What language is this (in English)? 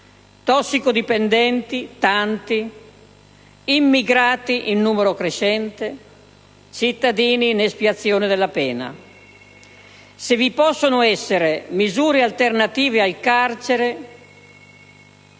Italian